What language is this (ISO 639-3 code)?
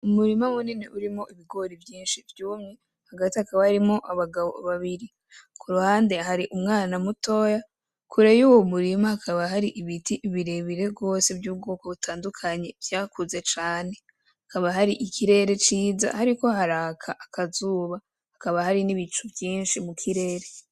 run